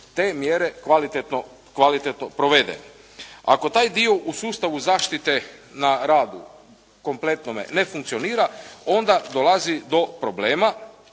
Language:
Croatian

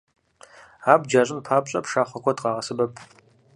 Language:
Kabardian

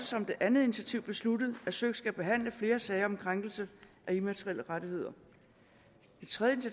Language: Danish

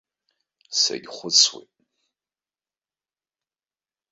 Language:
Abkhazian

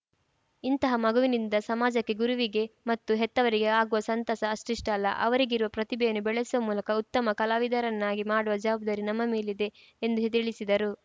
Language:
Kannada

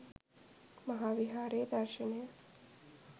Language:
Sinhala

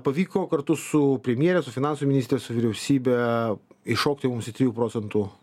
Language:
Lithuanian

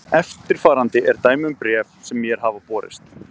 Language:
Icelandic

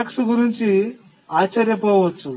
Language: Telugu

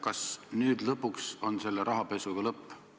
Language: Estonian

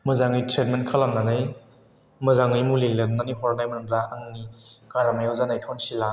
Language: Bodo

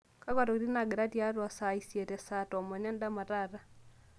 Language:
Masai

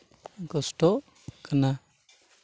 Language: Santali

